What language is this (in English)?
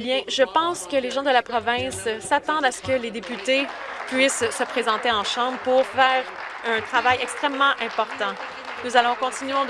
French